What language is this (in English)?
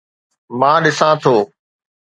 Sindhi